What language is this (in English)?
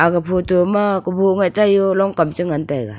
Wancho Naga